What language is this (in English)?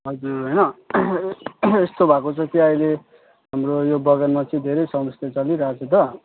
Nepali